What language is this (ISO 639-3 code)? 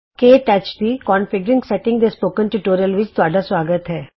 pan